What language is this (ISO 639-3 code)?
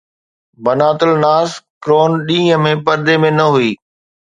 snd